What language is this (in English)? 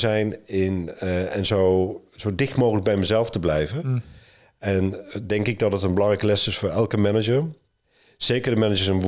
Dutch